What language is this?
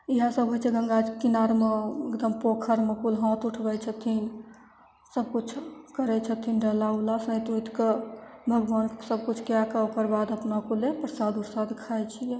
Maithili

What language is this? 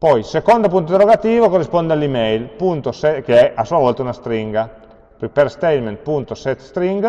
Italian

